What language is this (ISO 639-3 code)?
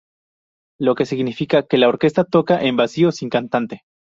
spa